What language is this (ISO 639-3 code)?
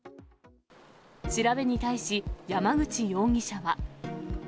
jpn